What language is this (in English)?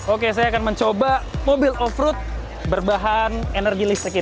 Indonesian